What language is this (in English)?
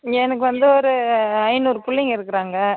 Tamil